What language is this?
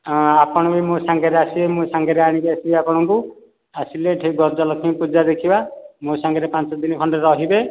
Odia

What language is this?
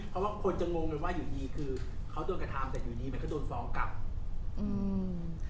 Thai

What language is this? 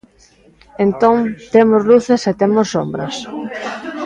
Galician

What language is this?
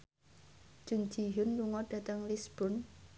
Javanese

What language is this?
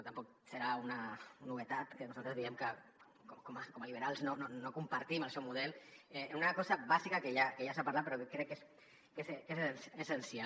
Catalan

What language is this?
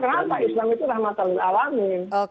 Indonesian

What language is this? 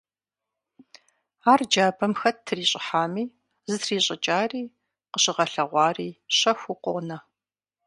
Kabardian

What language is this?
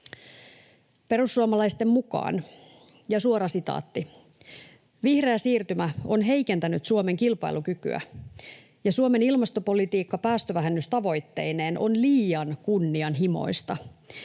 Finnish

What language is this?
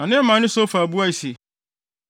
Akan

